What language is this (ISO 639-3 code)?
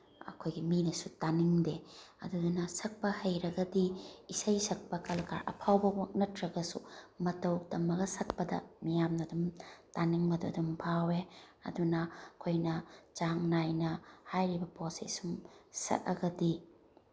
mni